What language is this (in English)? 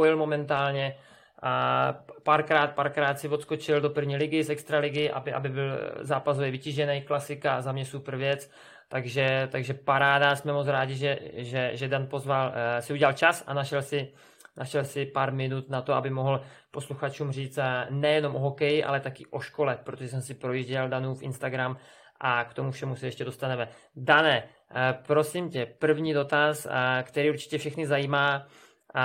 Czech